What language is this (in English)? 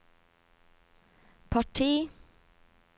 Norwegian